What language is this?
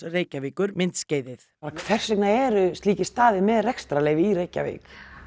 Icelandic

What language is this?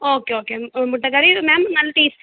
Malayalam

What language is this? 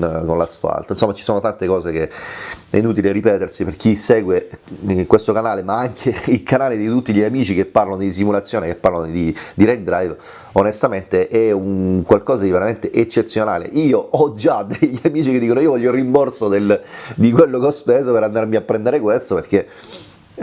Italian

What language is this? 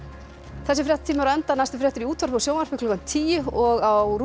Icelandic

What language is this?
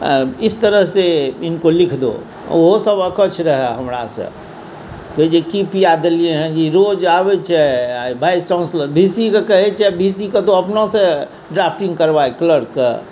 Maithili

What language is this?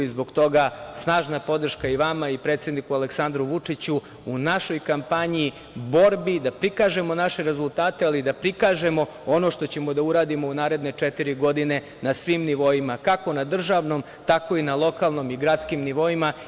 Serbian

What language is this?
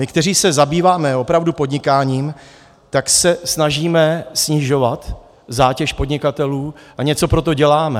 Czech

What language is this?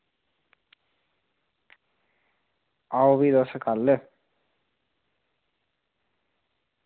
Dogri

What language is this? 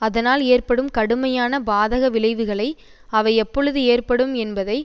Tamil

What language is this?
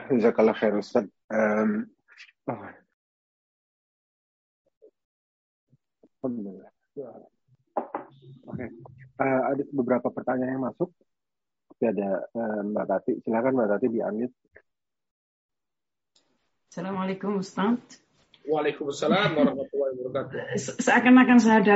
Indonesian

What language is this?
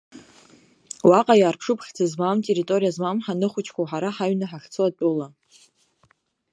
Abkhazian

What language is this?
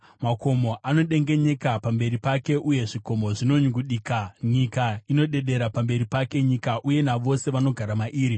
Shona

